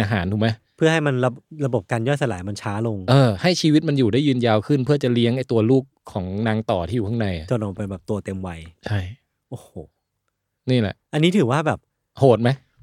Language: Thai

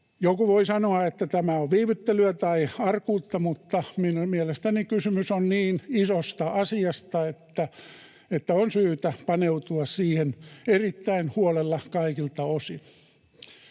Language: Finnish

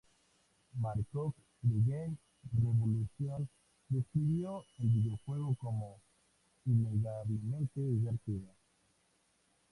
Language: Spanish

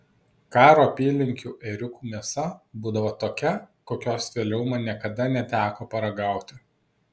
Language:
Lithuanian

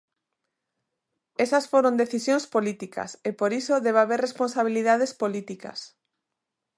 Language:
Galician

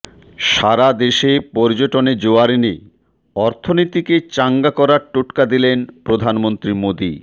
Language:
Bangla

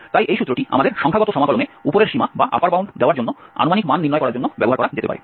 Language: Bangla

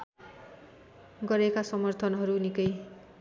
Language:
Nepali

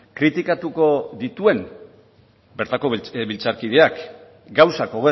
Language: Basque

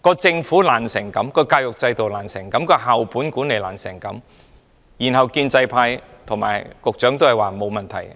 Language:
Cantonese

